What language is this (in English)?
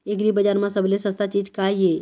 Chhattisgarhi